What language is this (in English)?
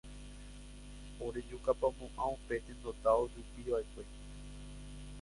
Guarani